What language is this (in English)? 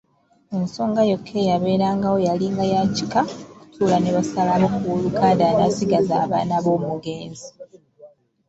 Ganda